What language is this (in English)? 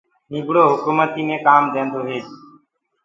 Gurgula